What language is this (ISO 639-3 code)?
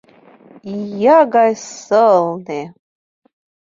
chm